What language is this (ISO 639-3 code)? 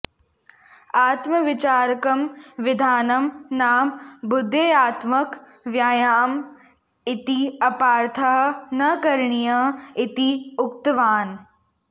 san